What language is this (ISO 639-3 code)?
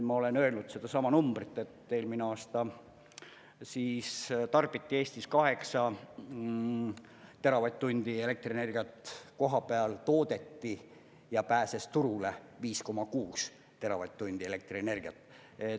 est